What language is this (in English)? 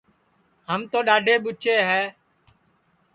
Sansi